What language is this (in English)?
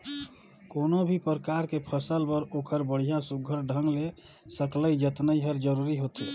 Chhattisgarhi